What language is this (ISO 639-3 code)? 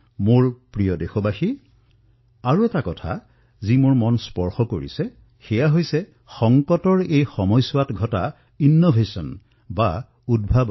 asm